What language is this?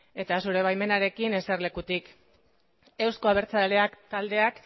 Basque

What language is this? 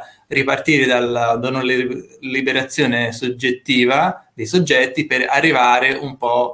Italian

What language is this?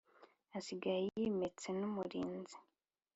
Kinyarwanda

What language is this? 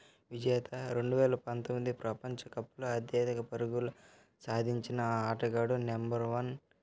Telugu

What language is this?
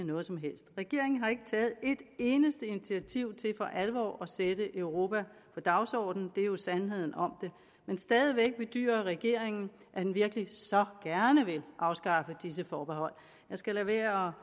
Danish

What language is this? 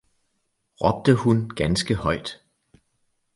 Danish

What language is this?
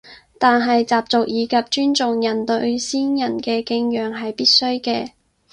Cantonese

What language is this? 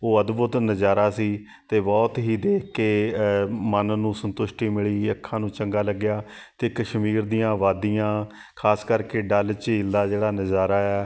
Punjabi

